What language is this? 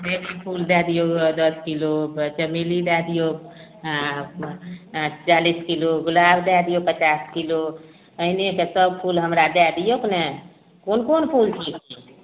Maithili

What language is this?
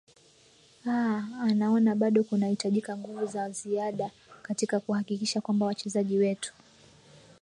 Swahili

